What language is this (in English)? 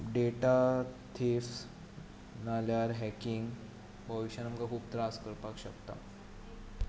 Konkani